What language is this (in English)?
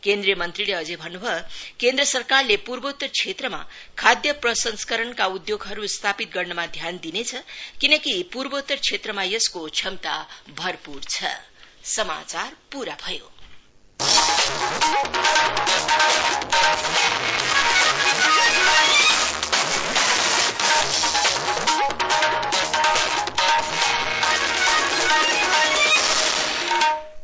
Nepali